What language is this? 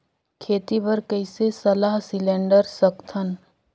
Chhattisgarhi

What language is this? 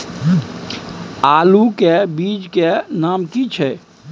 Maithili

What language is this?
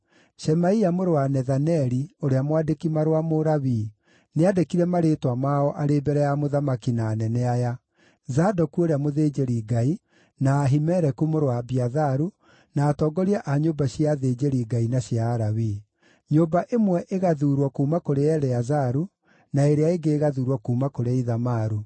Kikuyu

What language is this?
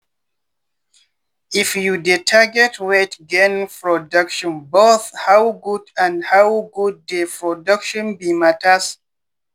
Nigerian Pidgin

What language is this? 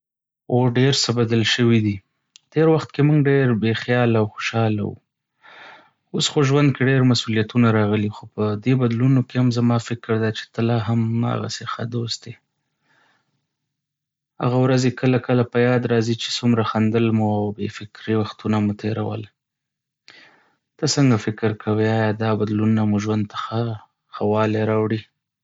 Pashto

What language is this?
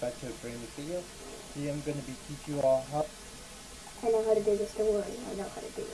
English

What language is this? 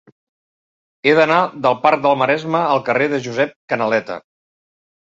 Catalan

